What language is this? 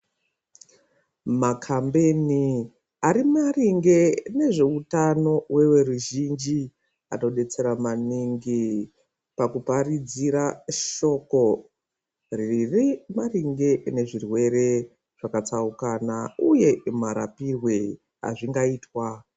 Ndau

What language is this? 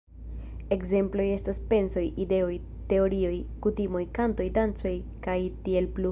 Esperanto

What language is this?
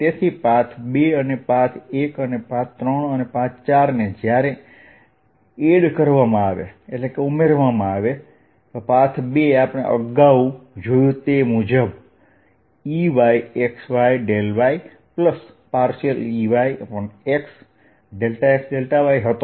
Gujarati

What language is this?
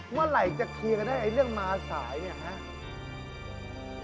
Thai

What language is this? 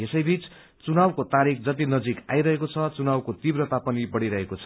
Nepali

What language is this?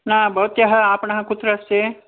Sanskrit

